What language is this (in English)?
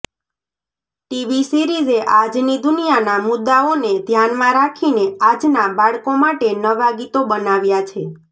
Gujarati